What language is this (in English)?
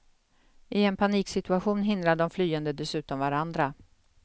Swedish